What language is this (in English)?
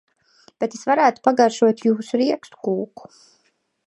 Latvian